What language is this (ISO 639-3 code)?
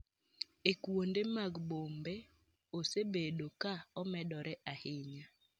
luo